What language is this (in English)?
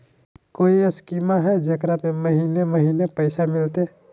Magahi